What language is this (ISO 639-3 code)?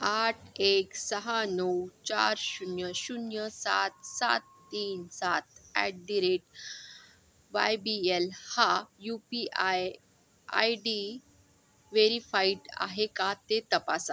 mar